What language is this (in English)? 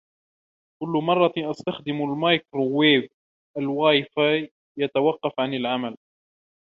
Arabic